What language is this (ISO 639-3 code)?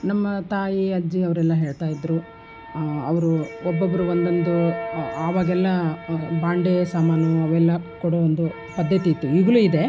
kan